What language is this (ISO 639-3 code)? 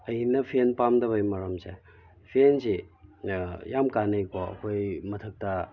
mni